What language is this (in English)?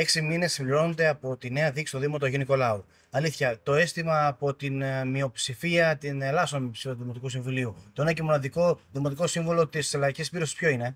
Greek